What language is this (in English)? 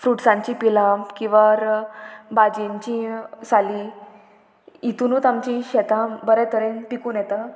Konkani